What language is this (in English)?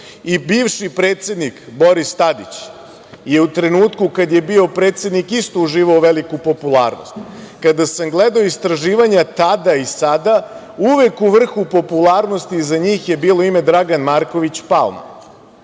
Serbian